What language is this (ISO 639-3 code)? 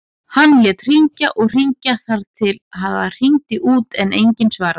isl